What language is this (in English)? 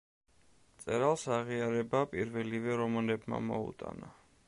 Georgian